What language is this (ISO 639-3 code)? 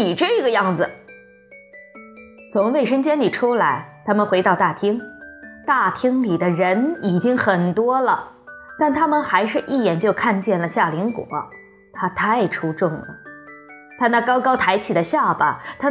zho